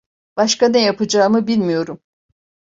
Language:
Turkish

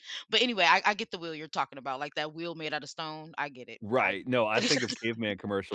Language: English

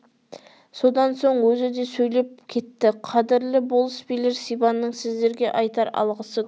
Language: Kazakh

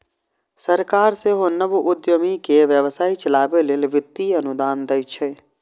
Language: Maithili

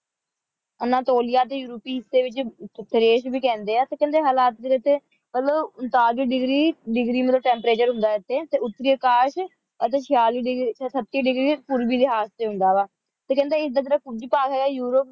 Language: Punjabi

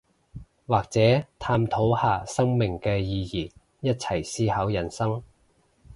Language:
Cantonese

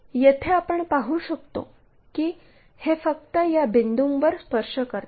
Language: Marathi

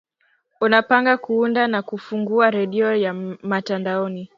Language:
Swahili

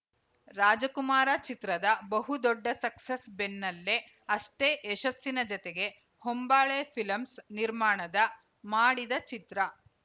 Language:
Kannada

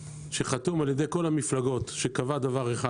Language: Hebrew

